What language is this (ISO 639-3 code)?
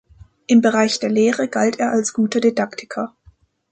deu